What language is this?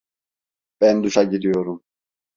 Turkish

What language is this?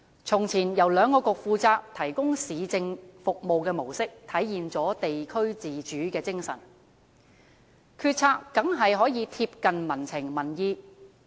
Cantonese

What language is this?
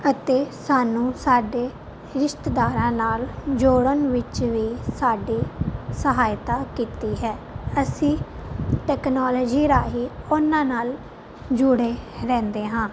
Punjabi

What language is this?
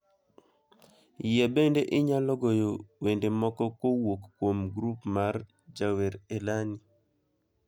Luo (Kenya and Tanzania)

